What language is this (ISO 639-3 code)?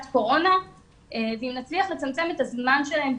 heb